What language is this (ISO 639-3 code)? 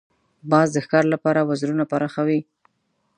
pus